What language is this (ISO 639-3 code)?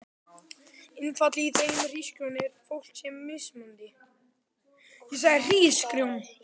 isl